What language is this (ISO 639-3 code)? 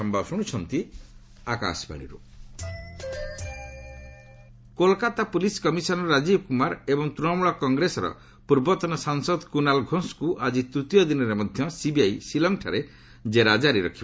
ori